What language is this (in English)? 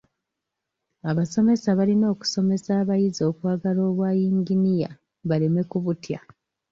Ganda